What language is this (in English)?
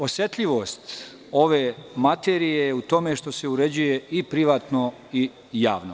Serbian